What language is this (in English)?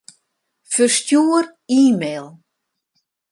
Western Frisian